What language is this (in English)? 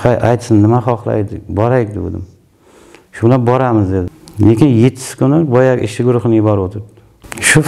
Turkish